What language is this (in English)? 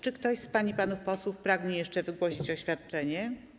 Polish